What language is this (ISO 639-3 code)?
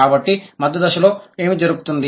tel